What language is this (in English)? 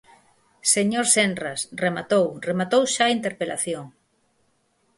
Galician